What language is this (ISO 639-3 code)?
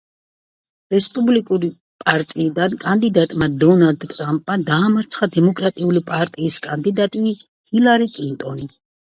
kat